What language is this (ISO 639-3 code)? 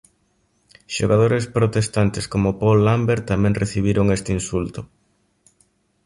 glg